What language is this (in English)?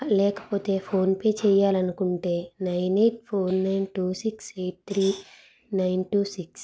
Telugu